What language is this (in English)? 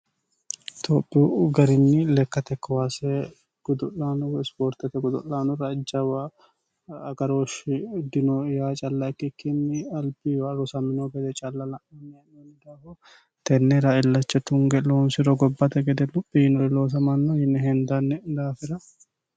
Sidamo